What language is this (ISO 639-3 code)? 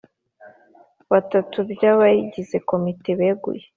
kin